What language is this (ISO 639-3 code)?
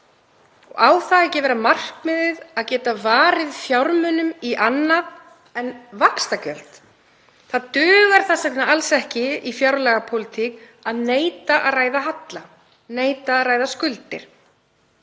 isl